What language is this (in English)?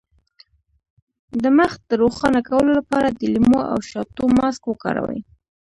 Pashto